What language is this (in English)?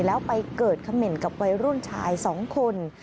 Thai